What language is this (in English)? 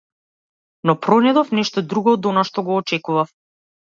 Macedonian